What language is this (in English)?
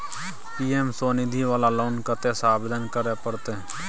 Maithili